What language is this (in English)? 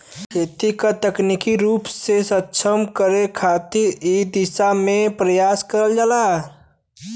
Bhojpuri